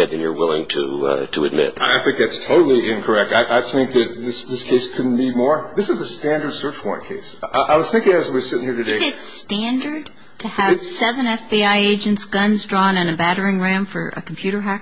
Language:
English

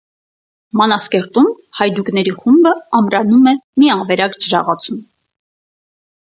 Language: Armenian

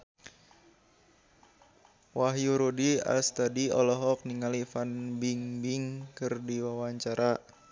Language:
Sundanese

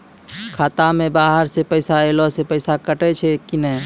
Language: Maithili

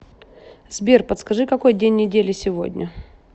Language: Russian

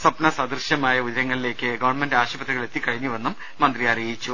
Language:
Malayalam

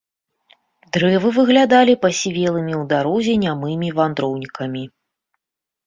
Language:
Belarusian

